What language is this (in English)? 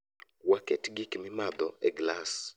Luo (Kenya and Tanzania)